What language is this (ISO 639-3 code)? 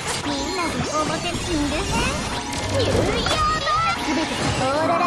kor